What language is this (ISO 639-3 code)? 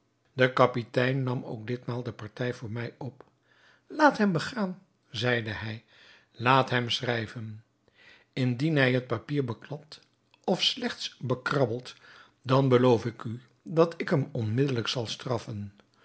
nld